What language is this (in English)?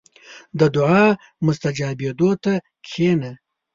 Pashto